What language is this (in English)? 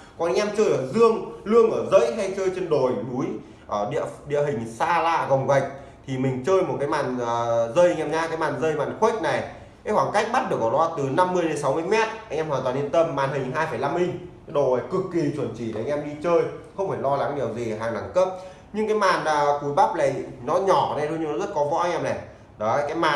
Vietnamese